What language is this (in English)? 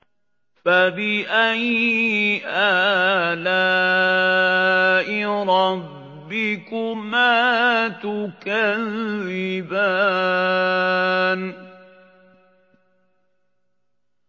Arabic